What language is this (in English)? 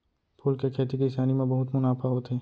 Chhattisgarhi